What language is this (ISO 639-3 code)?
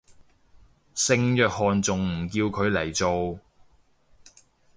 yue